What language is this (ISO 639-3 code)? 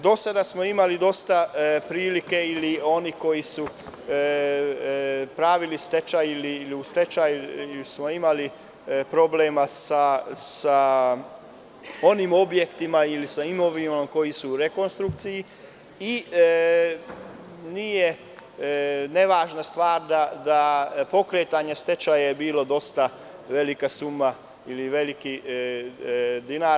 srp